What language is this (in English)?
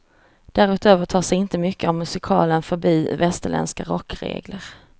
Swedish